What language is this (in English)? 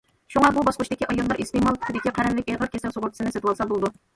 Uyghur